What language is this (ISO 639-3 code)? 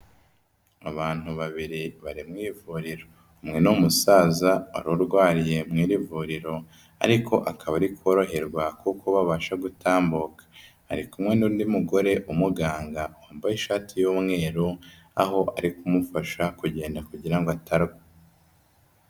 kin